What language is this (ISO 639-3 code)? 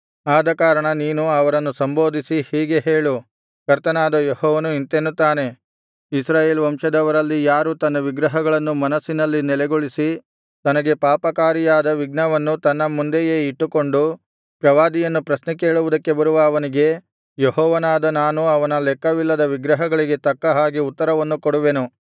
kan